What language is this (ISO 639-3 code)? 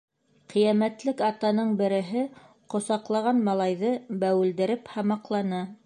bak